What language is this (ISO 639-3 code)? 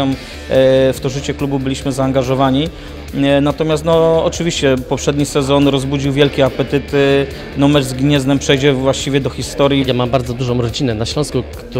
pol